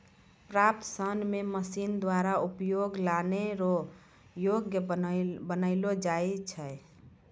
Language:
Maithili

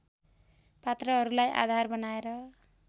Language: Nepali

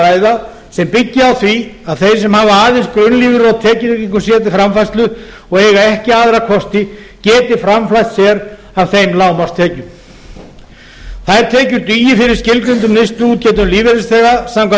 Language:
Icelandic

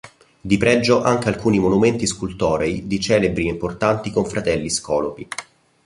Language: Italian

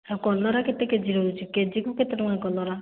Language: Odia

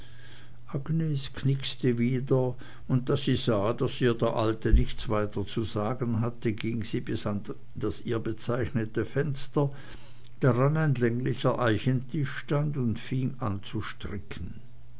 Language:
German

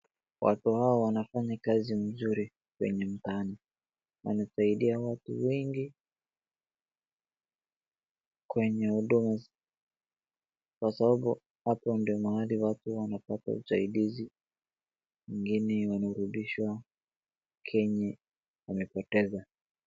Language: Swahili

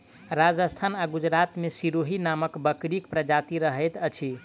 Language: Maithili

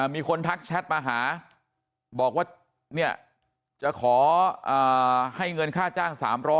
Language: Thai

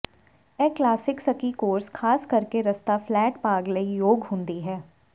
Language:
Punjabi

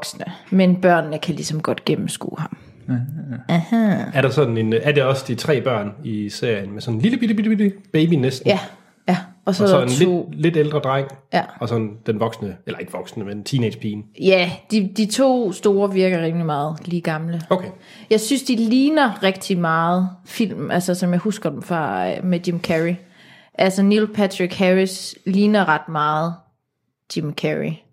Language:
Danish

